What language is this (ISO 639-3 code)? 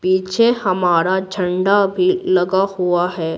hin